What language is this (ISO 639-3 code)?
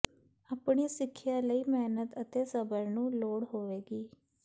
pan